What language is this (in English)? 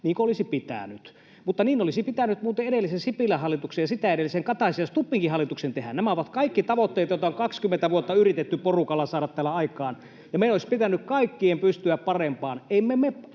Finnish